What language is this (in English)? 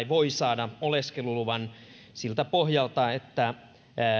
Finnish